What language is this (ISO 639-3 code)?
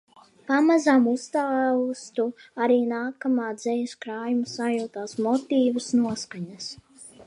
lav